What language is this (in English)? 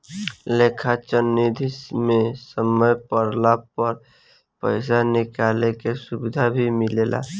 Bhojpuri